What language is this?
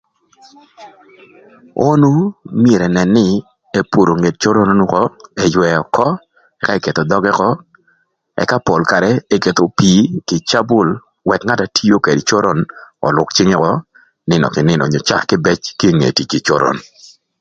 Thur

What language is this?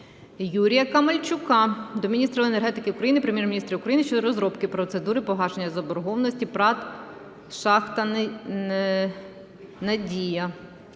Ukrainian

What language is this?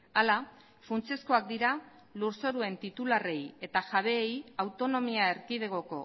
Basque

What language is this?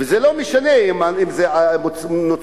Hebrew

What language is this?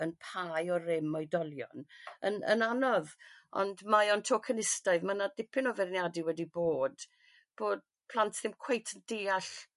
Welsh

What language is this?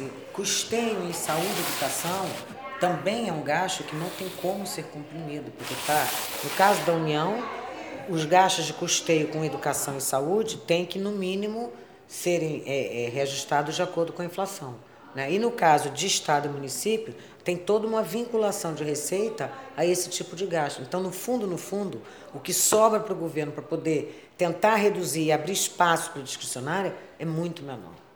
Portuguese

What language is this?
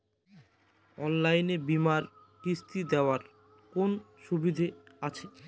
Bangla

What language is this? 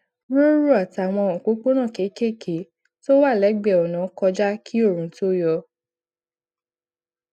Yoruba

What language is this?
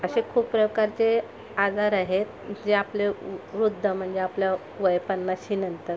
Marathi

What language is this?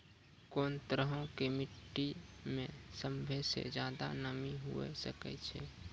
Maithili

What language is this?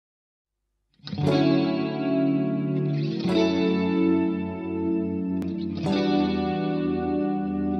Korean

